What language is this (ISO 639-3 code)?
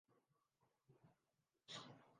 urd